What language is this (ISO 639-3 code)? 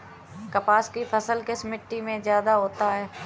hin